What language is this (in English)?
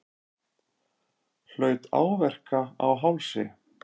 Icelandic